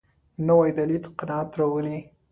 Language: Pashto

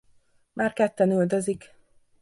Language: Hungarian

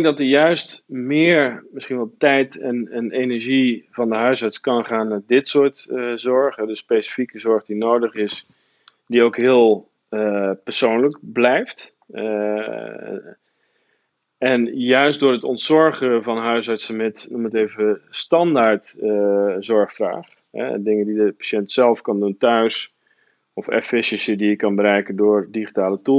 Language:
Dutch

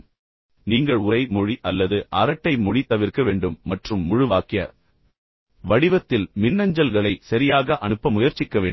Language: Tamil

